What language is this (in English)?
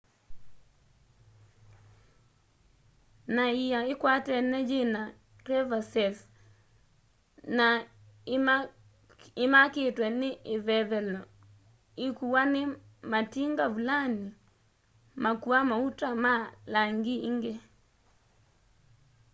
Kamba